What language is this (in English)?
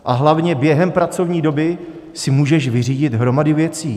Czech